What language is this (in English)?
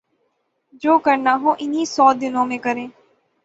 Urdu